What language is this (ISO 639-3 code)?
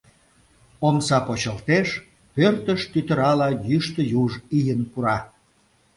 chm